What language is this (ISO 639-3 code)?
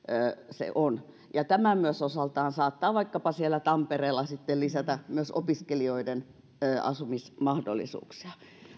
fin